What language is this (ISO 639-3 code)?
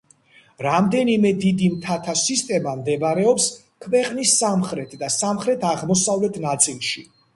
kat